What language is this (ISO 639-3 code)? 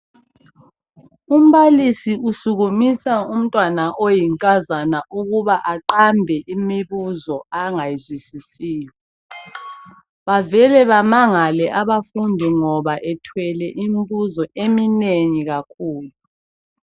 nde